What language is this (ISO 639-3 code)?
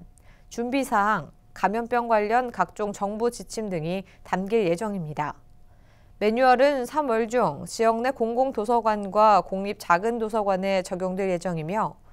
kor